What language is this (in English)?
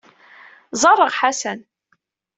Kabyle